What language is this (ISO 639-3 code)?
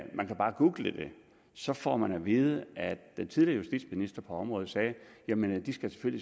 dan